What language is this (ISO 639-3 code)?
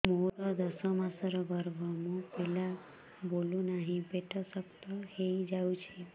ori